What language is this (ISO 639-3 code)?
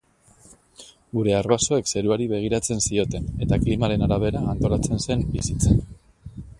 eus